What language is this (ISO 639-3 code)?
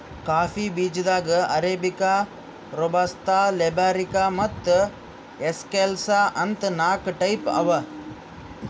kan